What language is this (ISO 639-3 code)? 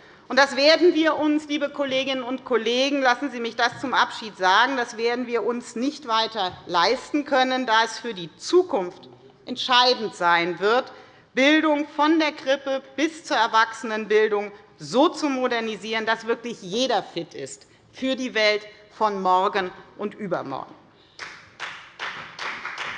deu